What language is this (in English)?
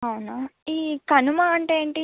Telugu